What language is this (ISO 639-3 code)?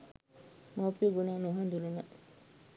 sin